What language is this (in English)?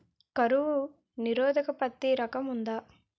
Telugu